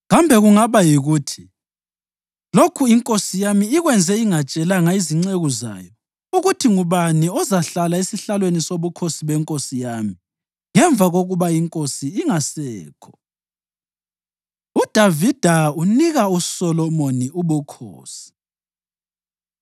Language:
North Ndebele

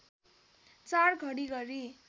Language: Nepali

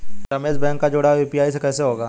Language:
Hindi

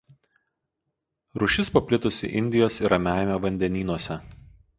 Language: Lithuanian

